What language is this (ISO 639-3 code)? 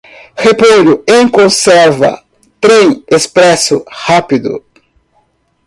por